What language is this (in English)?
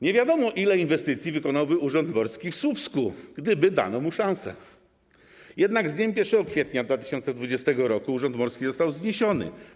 Polish